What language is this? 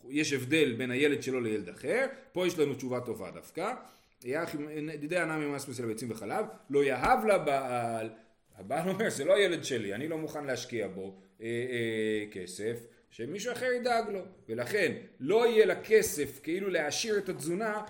Hebrew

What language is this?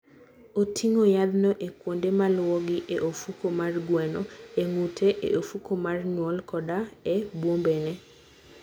Luo (Kenya and Tanzania)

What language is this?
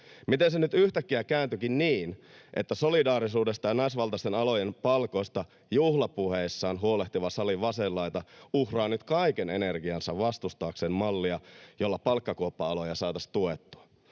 Finnish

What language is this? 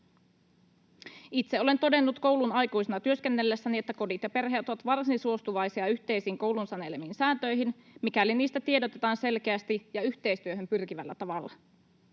Finnish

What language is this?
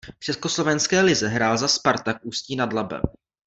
Czech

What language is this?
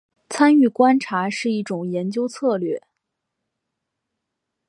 Chinese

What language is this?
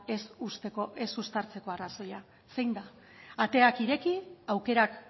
Basque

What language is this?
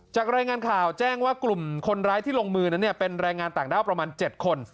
Thai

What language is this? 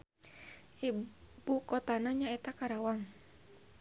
Sundanese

